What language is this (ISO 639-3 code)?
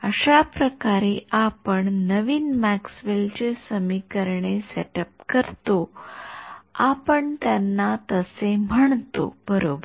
mar